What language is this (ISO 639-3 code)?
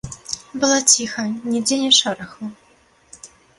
bel